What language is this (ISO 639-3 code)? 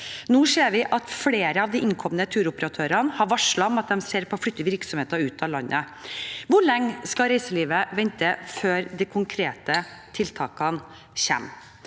nor